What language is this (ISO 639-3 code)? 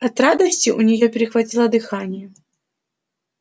rus